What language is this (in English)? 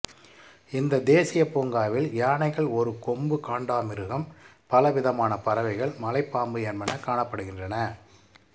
Tamil